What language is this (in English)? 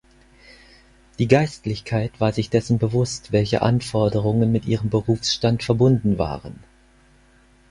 German